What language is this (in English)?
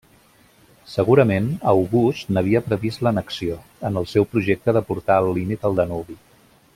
Catalan